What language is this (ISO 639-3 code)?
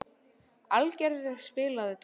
isl